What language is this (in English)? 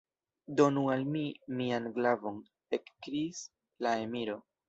Esperanto